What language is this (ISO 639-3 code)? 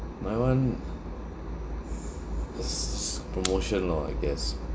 eng